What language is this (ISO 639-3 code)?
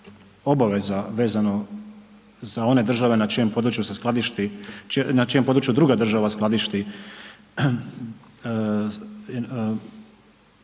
hrv